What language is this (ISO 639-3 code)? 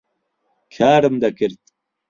ckb